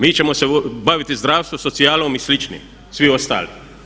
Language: Croatian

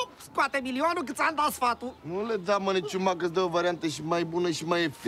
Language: Romanian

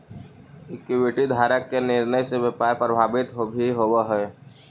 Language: Magahi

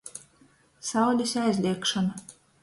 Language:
Latgalian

